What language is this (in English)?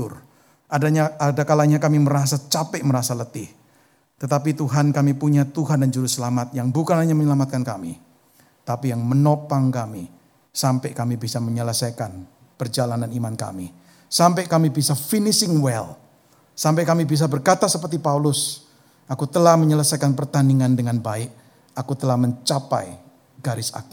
Indonesian